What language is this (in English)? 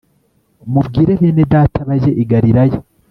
Kinyarwanda